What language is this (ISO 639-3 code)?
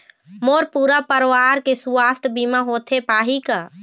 hne